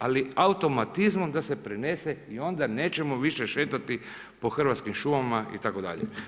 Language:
Croatian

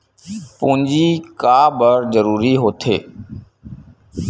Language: Chhattisgarhi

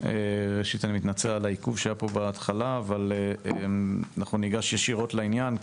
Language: Hebrew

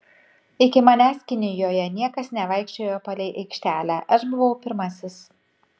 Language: Lithuanian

